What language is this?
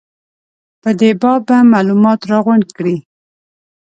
Pashto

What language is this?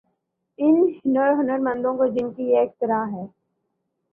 Urdu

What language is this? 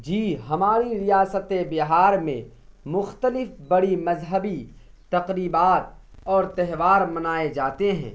Urdu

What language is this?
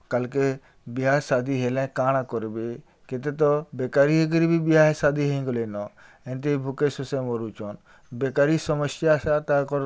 Odia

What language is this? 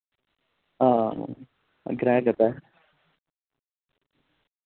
Dogri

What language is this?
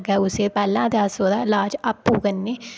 Dogri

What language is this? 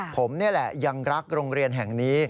Thai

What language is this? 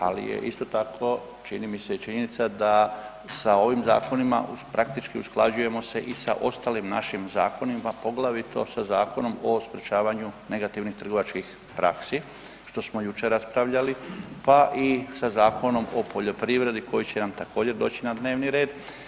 Croatian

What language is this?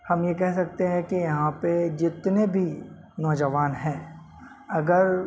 Urdu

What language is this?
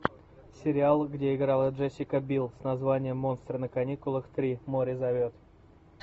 Russian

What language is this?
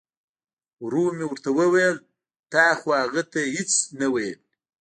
Pashto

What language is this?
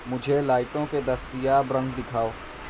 Urdu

